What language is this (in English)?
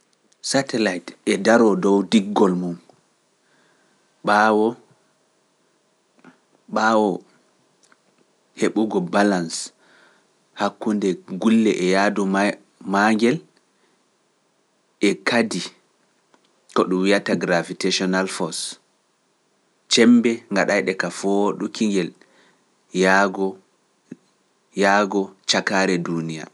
Pular